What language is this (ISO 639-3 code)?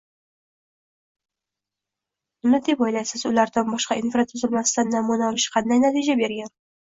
uzb